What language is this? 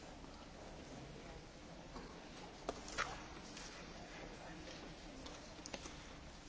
Hungarian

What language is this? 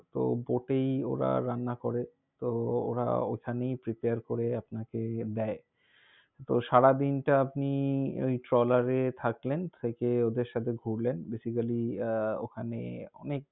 Bangla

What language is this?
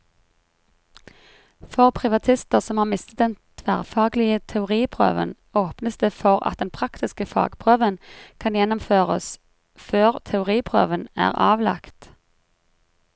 Norwegian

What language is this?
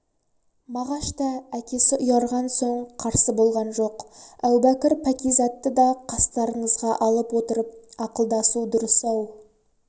Kazakh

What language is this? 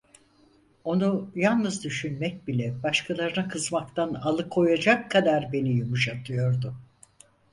Turkish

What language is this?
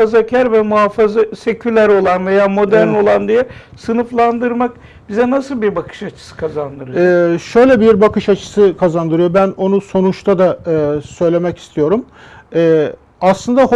Turkish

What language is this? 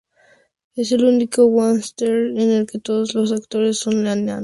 Spanish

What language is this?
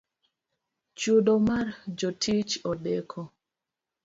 Luo (Kenya and Tanzania)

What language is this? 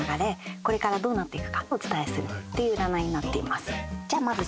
Japanese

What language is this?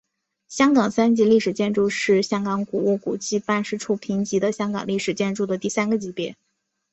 Chinese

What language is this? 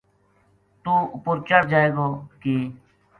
Gujari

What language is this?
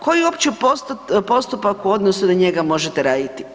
Croatian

